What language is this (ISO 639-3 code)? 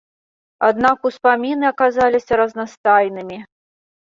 bel